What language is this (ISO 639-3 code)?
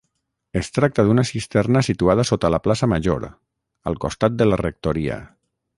cat